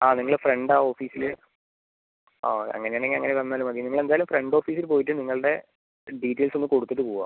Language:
Malayalam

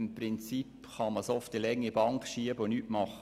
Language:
Swiss German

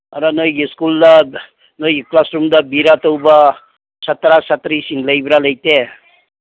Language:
Manipuri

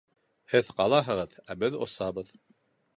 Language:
Bashkir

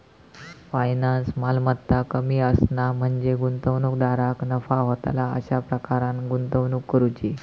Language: Marathi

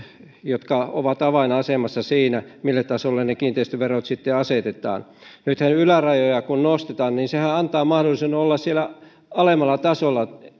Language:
Finnish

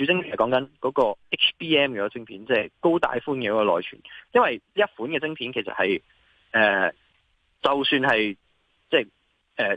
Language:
Chinese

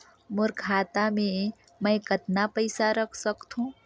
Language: Chhattisgarhi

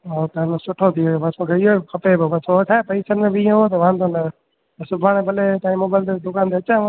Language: Sindhi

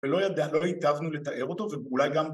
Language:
Hebrew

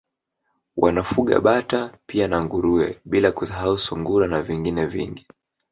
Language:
Swahili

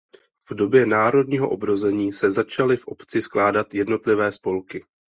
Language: Czech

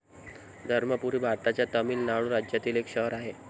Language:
Marathi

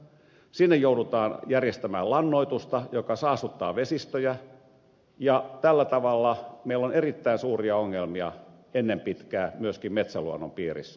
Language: Finnish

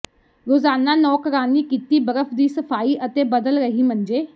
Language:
Punjabi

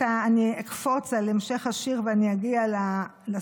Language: Hebrew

